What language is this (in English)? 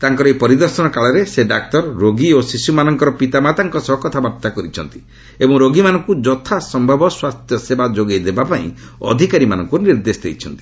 Odia